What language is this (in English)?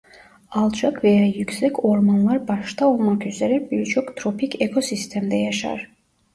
Turkish